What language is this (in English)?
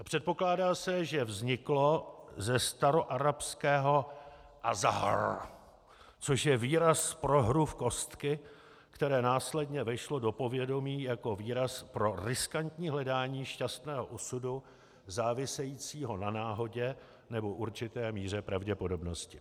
Czech